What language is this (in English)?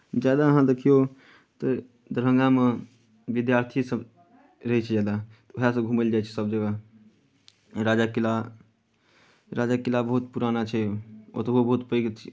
Maithili